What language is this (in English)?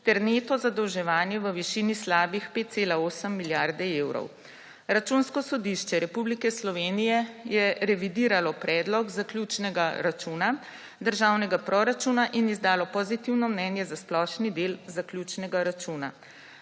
Slovenian